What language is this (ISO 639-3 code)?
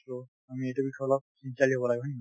asm